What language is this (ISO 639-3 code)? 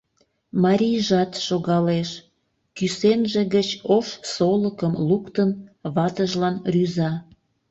chm